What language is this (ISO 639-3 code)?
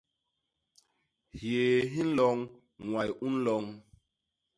bas